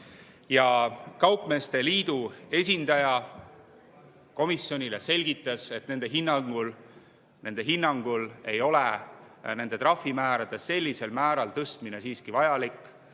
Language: Estonian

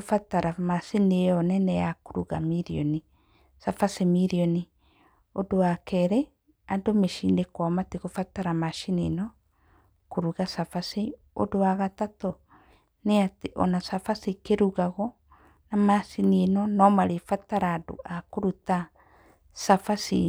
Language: Kikuyu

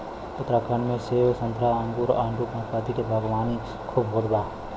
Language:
Bhojpuri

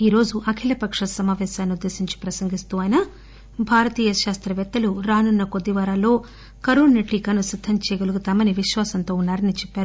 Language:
Telugu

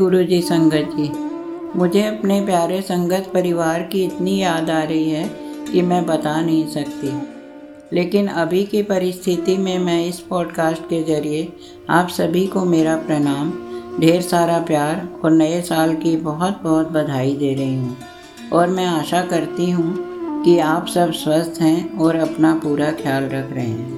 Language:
Hindi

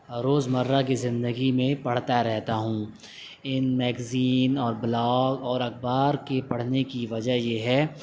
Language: Urdu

